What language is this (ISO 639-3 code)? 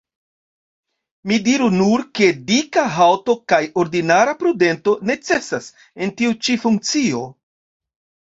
epo